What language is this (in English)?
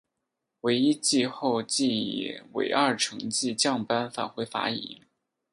Chinese